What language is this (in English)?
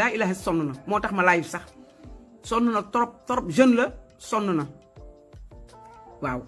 French